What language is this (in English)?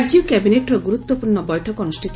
Odia